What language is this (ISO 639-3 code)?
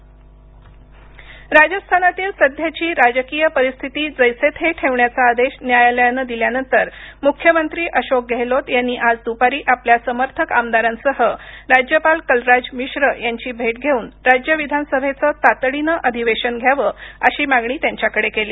mar